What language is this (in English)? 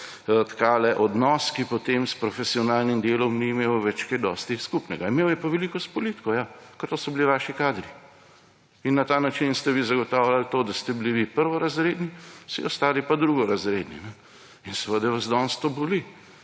Slovenian